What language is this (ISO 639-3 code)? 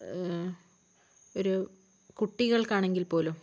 mal